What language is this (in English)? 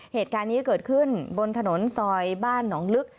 Thai